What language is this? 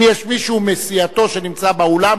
Hebrew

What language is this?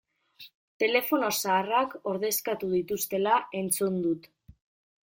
Basque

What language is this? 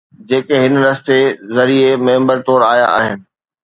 Sindhi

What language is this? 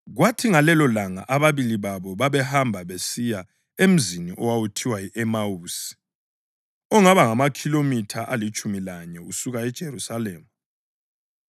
North Ndebele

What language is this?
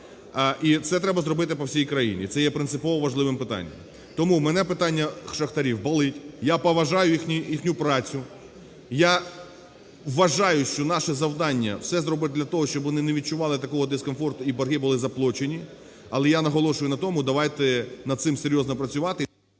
Ukrainian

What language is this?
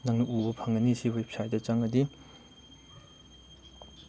Manipuri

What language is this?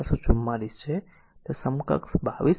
Gujarati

